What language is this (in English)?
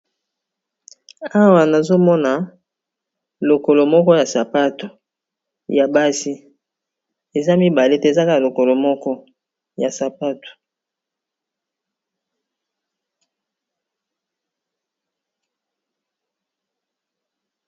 Lingala